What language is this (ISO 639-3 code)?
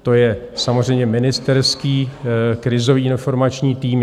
ces